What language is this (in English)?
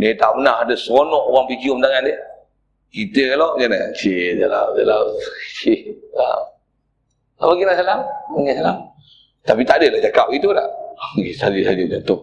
Malay